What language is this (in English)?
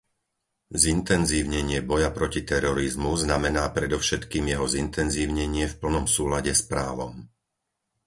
Slovak